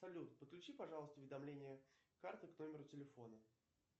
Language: Russian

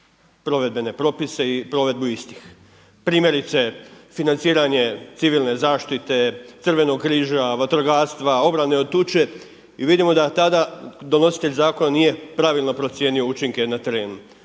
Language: Croatian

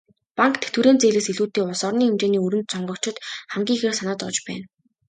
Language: Mongolian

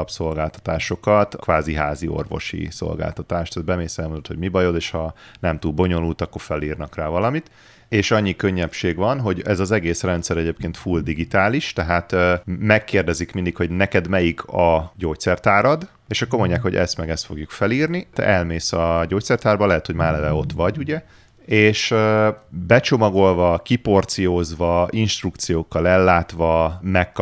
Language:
Hungarian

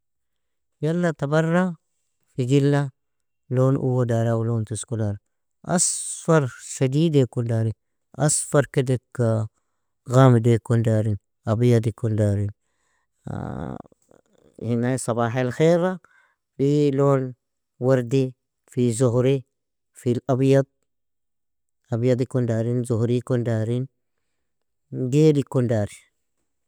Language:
Nobiin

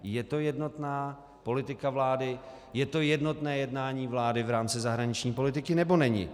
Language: Czech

